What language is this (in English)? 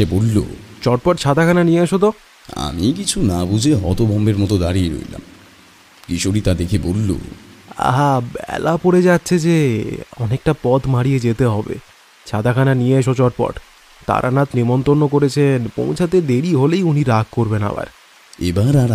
Bangla